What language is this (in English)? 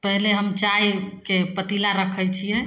Maithili